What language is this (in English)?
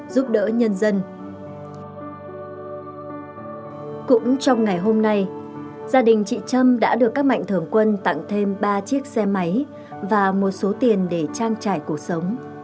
Vietnamese